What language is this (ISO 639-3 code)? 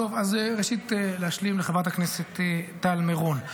heb